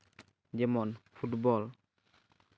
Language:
Santali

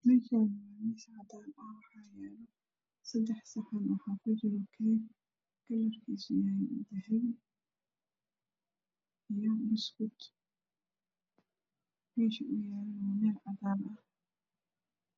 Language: Somali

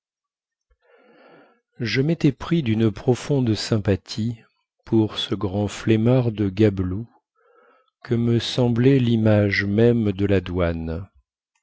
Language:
French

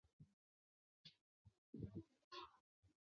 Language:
Chinese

